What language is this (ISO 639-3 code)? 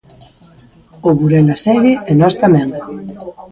glg